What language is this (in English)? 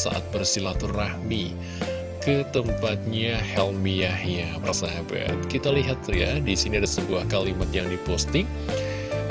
Indonesian